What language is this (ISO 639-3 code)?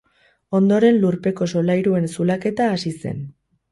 eus